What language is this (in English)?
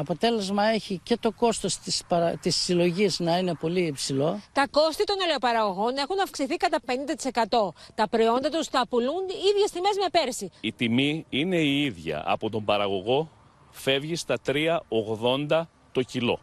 Greek